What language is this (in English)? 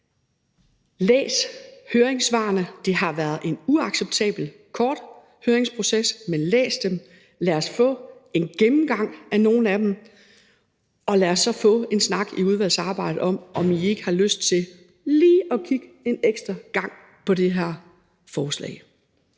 Danish